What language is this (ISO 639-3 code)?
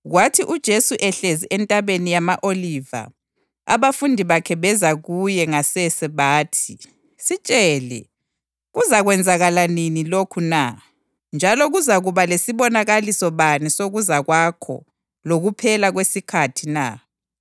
nde